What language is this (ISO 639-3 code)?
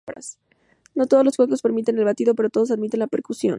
spa